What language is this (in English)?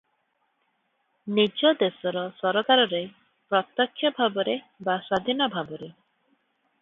Odia